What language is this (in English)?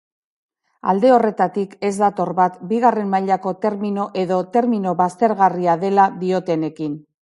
Basque